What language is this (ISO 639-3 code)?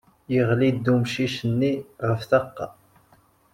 kab